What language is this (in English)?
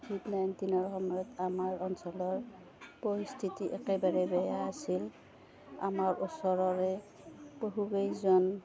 Assamese